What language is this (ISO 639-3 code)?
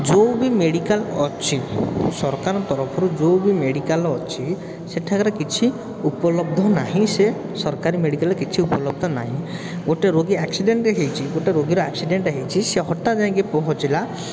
ori